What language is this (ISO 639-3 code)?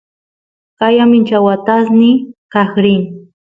qus